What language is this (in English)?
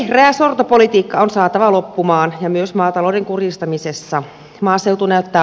Finnish